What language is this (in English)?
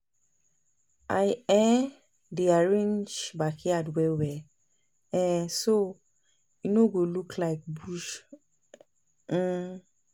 Nigerian Pidgin